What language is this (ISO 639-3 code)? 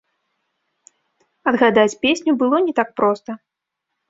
bel